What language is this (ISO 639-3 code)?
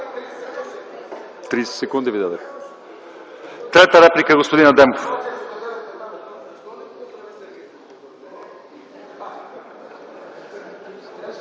bul